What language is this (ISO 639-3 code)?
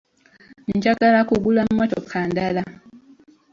lug